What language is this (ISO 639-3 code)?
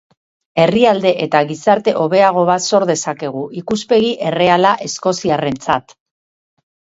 eus